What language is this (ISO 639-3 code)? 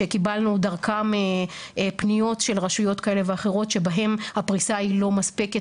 heb